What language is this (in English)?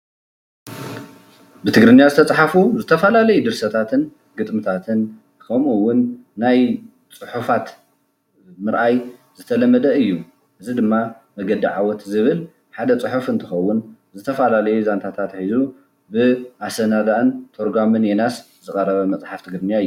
Tigrinya